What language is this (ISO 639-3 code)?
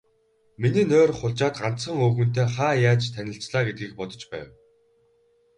mon